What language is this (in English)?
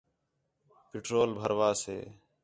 Khetrani